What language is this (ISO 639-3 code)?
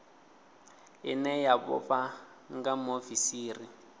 ven